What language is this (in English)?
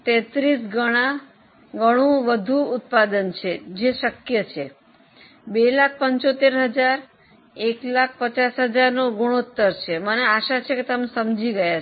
Gujarati